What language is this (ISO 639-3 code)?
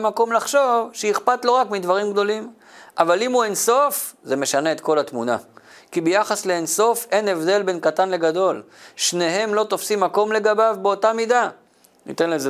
heb